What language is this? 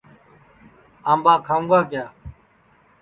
Sansi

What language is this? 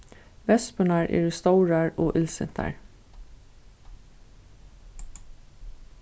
Faroese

